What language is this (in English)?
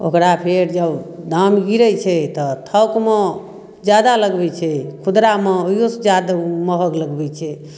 Maithili